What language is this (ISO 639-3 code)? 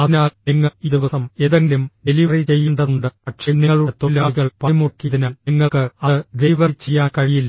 mal